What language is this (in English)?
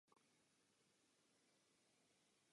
Czech